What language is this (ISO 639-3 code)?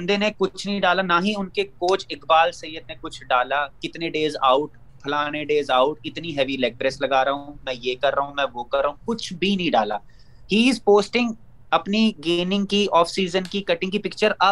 urd